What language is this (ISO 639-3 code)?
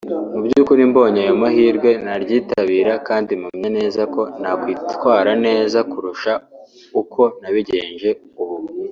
kin